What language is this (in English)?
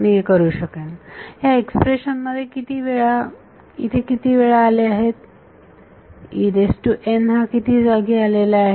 Marathi